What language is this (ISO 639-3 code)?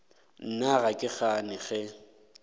nso